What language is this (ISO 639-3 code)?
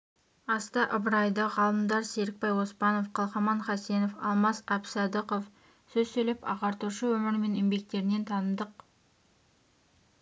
kaz